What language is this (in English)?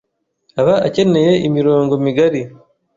Kinyarwanda